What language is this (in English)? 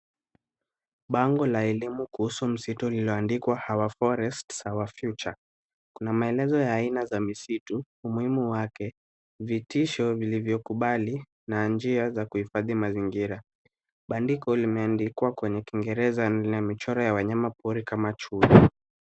Swahili